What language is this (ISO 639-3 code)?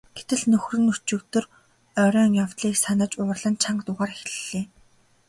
mon